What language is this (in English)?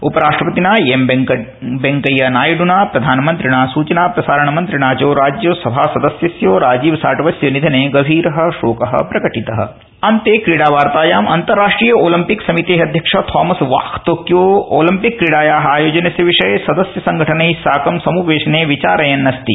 Sanskrit